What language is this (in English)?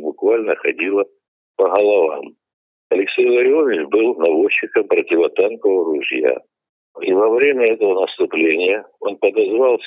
Russian